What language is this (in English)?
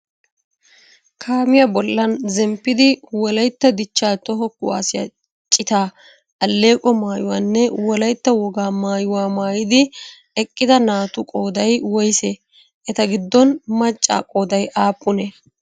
Wolaytta